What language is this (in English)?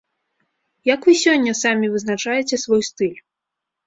Belarusian